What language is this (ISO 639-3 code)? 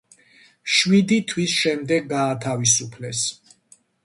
kat